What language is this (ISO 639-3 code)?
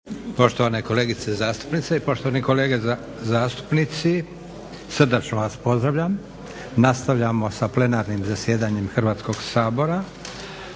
hrv